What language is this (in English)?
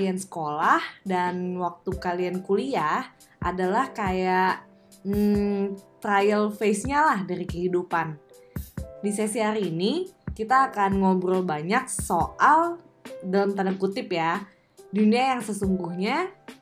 Indonesian